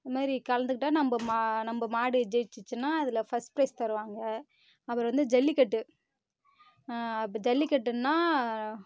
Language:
Tamil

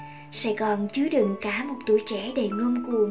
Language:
Vietnamese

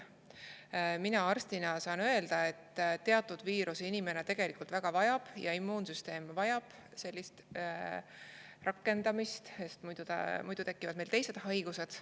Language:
Estonian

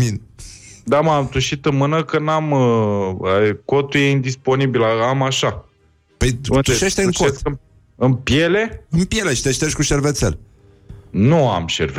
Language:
Romanian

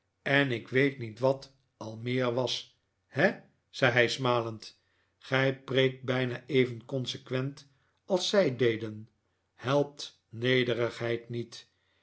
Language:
Dutch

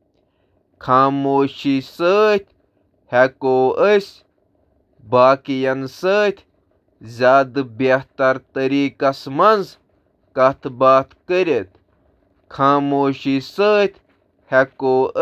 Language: Kashmiri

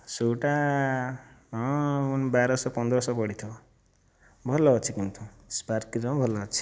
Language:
Odia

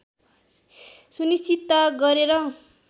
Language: Nepali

